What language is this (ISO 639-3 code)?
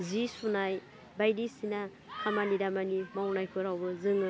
brx